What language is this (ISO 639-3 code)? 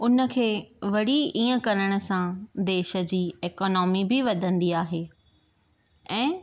snd